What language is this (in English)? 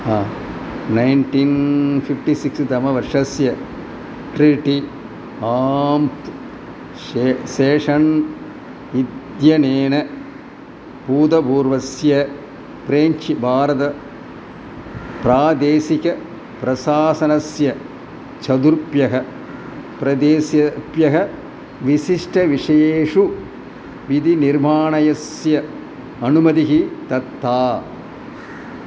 Sanskrit